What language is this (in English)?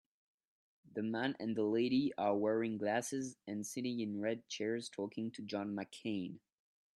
English